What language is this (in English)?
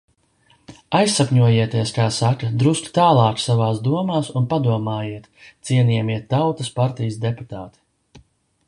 Latvian